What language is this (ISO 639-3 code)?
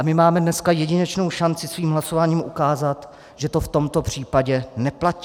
ces